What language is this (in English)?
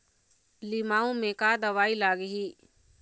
Chhattisgarhi